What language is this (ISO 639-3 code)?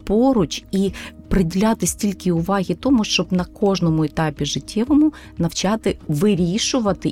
ukr